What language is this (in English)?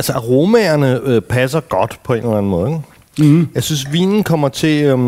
Danish